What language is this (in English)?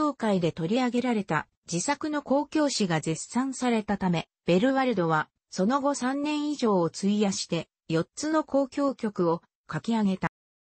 Japanese